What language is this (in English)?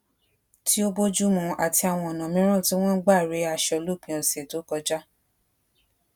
Yoruba